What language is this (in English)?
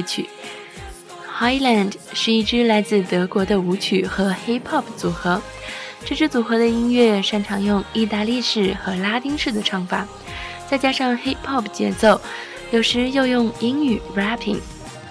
Chinese